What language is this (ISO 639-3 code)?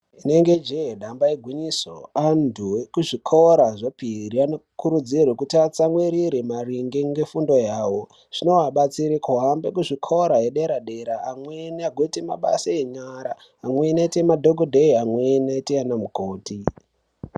ndc